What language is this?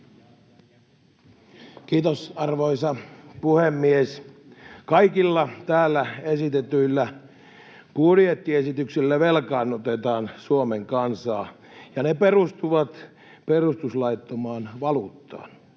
Finnish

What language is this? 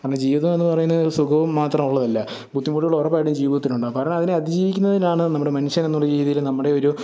Malayalam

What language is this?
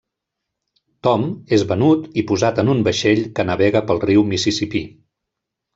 Catalan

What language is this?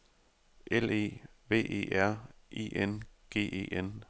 Danish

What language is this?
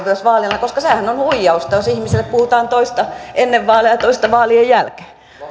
Finnish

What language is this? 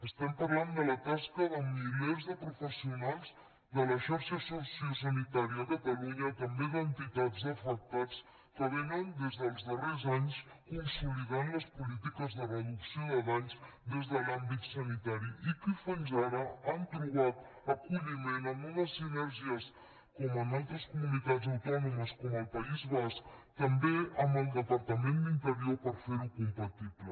Catalan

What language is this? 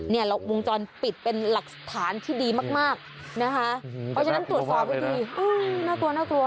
Thai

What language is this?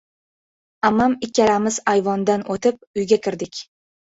Uzbek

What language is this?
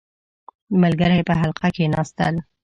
Pashto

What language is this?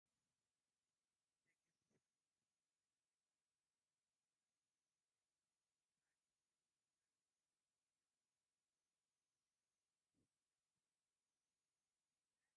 Tigrinya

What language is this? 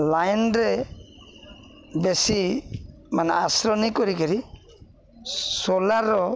Odia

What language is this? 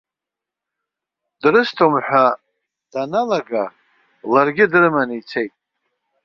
Abkhazian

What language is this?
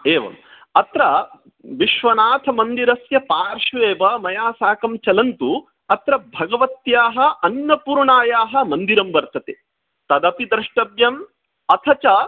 Sanskrit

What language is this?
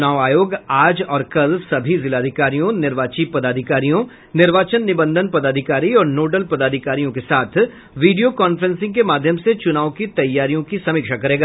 Hindi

